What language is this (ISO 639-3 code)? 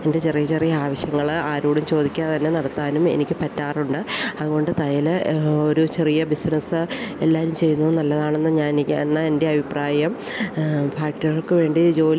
mal